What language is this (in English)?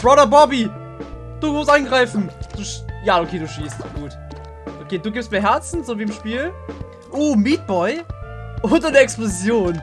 German